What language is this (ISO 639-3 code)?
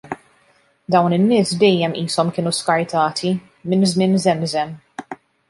mlt